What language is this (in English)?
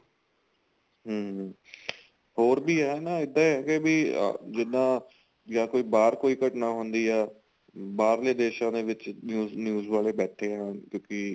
Punjabi